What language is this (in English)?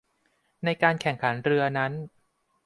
Thai